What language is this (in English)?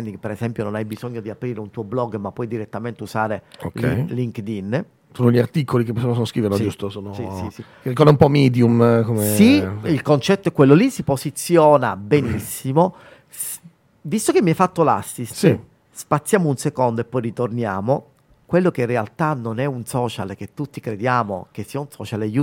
Italian